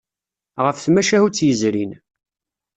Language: Kabyle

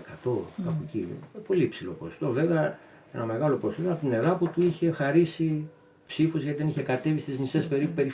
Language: Greek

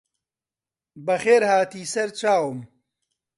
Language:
Central Kurdish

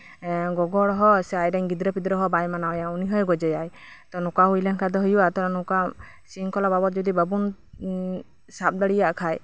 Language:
Santali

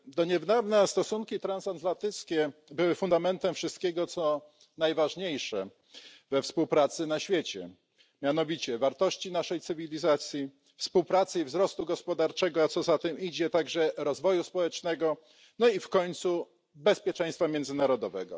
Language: Polish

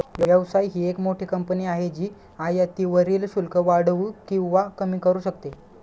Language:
Marathi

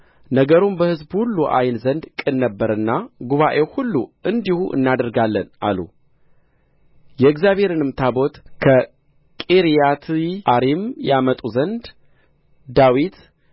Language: Amharic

